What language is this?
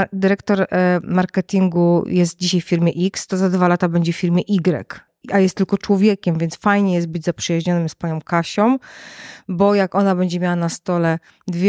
Polish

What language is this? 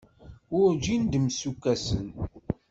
Kabyle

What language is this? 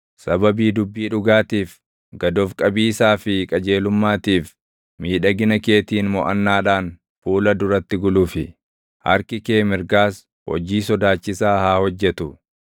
Oromo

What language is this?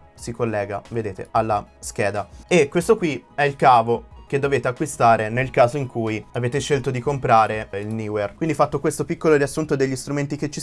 Italian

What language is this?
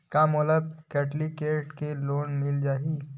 Chhattisgarhi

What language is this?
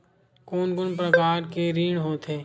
Chhattisgarhi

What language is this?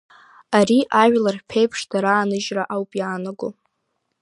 Abkhazian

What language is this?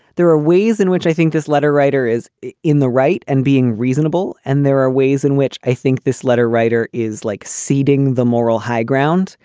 English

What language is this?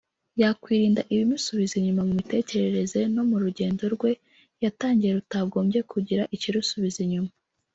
Kinyarwanda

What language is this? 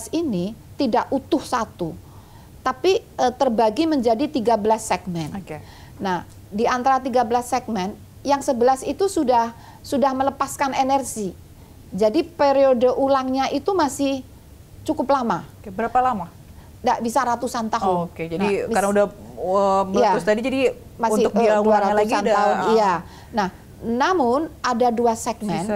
Indonesian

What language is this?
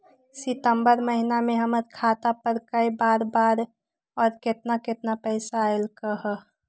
Magahi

